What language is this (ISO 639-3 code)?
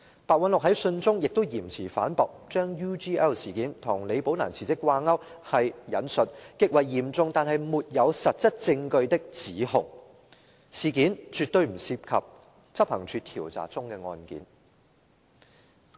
yue